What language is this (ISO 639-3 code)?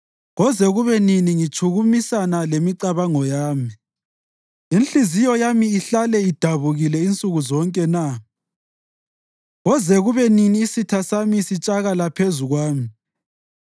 nde